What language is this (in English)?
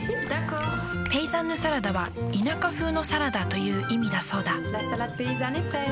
Japanese